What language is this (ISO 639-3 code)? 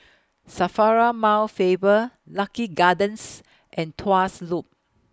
eng